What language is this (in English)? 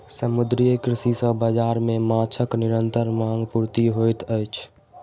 Maithili